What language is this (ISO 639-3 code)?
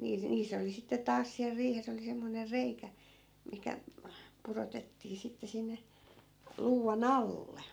fin